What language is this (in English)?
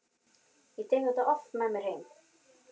Icelandic